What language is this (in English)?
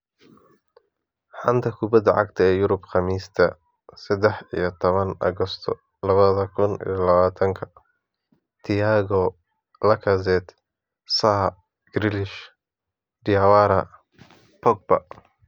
Somali